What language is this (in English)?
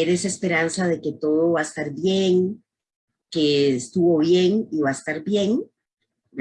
Spanish